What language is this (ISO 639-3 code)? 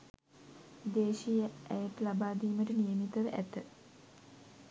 sin